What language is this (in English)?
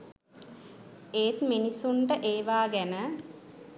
Sinhala